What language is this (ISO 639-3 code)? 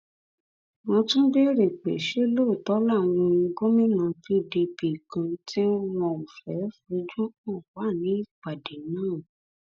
yor